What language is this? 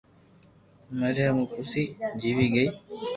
Loarki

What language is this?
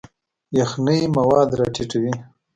Pashto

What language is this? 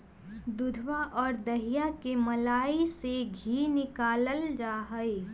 Magahi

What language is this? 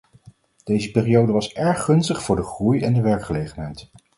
Dutch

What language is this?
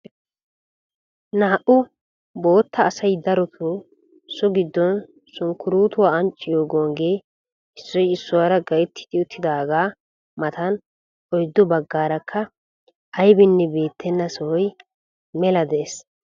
Wolaytta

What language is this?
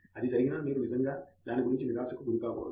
Telugu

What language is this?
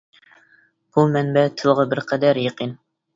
Uyghur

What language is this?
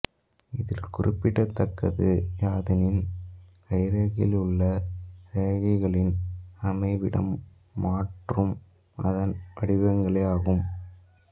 Tamil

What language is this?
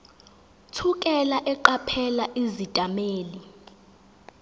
Zulu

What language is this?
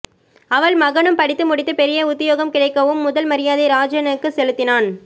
Tamil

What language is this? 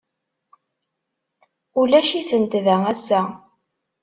Kabyle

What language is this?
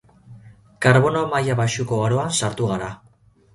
Basque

